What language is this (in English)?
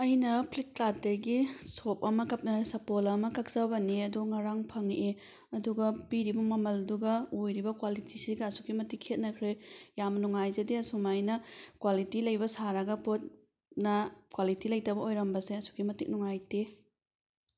Manipuri